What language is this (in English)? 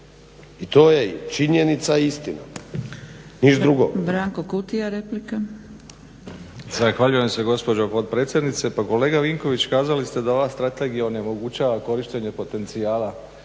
Croatian